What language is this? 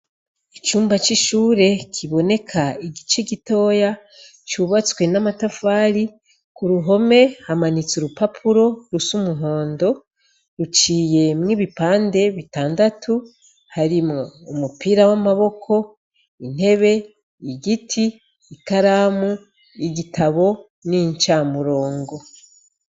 Rundi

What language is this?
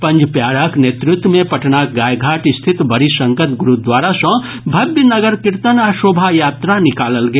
Maithili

